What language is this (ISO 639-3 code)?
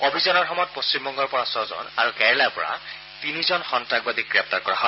asm